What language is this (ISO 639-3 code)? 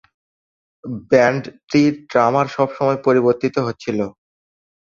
ben